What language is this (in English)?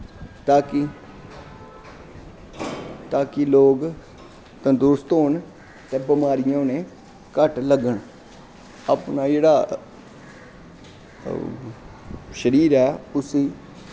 Dogri